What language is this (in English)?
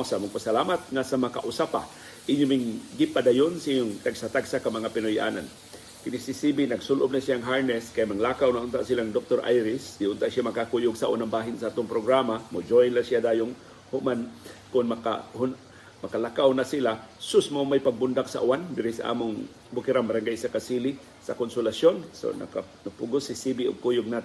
Filipino